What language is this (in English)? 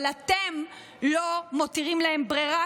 Hebrew